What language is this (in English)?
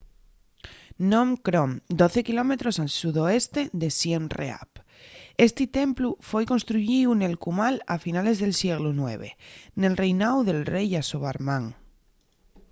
Asturian